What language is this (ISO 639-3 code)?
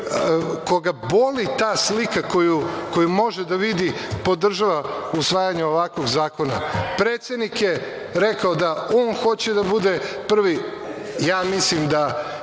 srp